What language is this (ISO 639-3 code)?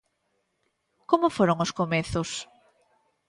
glg